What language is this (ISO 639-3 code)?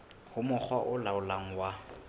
sot